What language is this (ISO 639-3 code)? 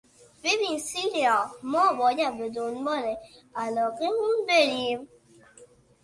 fas